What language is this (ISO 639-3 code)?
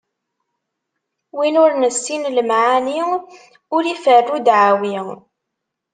kab